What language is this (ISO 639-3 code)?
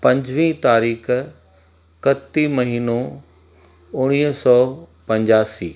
snd